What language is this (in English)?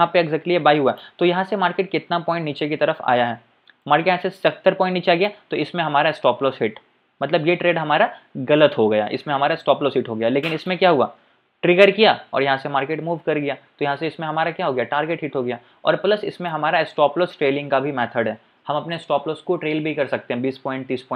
Hindi